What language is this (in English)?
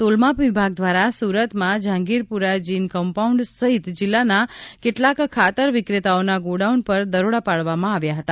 Gujarati